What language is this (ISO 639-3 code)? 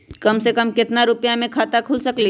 mag